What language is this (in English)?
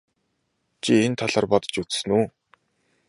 Mongolian